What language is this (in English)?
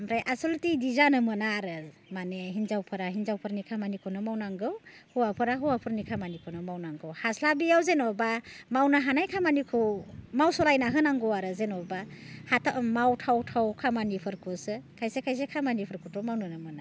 Bodo